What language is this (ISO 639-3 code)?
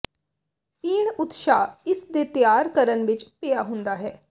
pan